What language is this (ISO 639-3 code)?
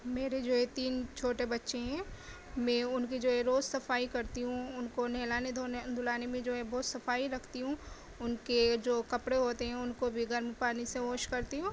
urd